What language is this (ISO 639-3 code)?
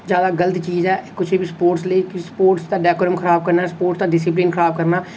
doi